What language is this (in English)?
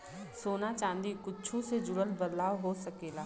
Bhojpuri